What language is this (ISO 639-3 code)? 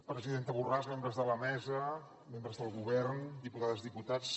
cat